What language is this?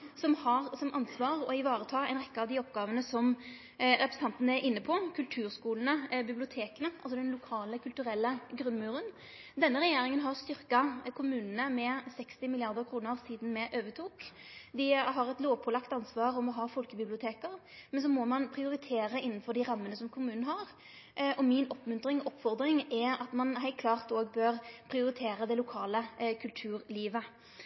Norwegian Nynorsk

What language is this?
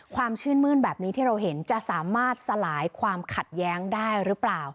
Thai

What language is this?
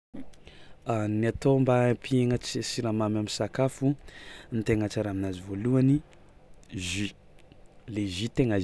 Tsimihety Malagasy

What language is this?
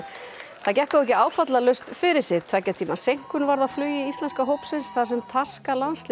Icelandic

